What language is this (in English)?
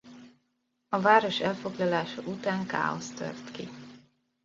Hungarian